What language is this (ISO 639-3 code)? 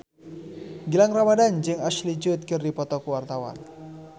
sun